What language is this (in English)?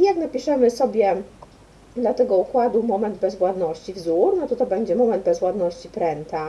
Polish